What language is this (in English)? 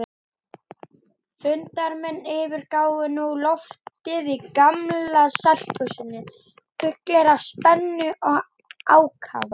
Icelandic